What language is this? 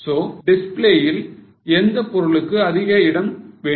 Tamil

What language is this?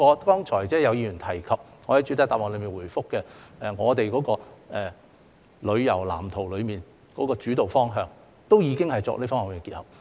Cantonese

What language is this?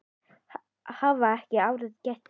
Icelandic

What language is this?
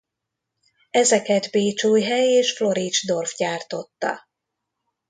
Hungarian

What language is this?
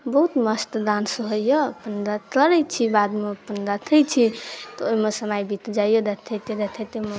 Maithili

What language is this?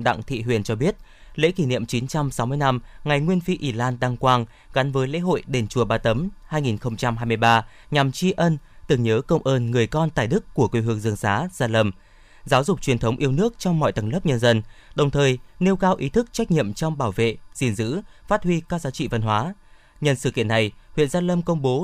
Vietnamese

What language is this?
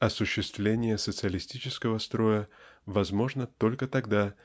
Russian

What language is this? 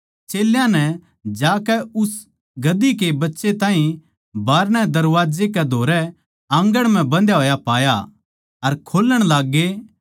Haryanvi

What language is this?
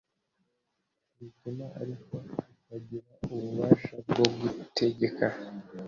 Kinyarwanda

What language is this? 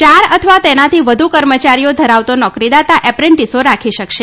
Gujarati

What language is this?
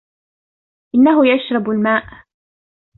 Arabic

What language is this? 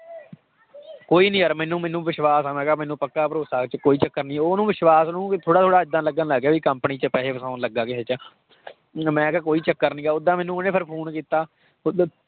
Punjabi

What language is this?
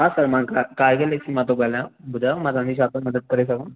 Sindhi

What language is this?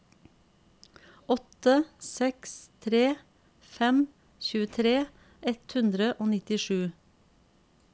Norwegian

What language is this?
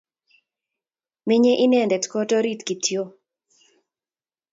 Kalenjin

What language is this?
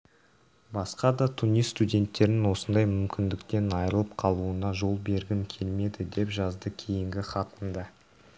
Kazakh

